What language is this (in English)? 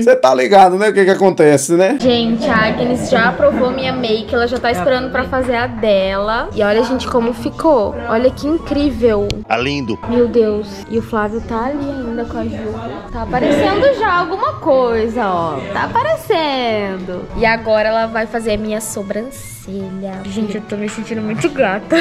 Portuguese